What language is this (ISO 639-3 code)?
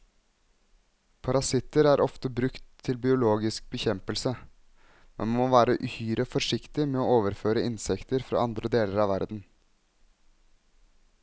nor